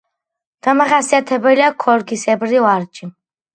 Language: Georgian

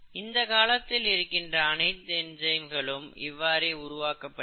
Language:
Tamil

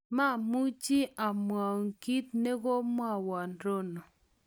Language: Kalenjin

